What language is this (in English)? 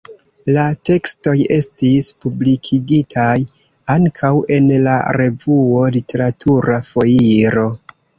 Esperanto